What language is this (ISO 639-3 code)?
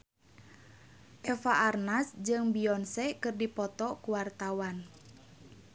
sun